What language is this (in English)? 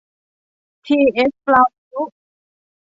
Thai